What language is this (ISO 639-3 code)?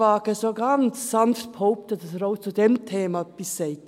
gsw